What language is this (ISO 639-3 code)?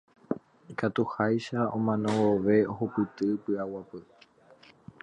grn